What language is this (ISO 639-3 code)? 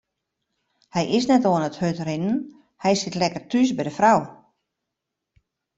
fry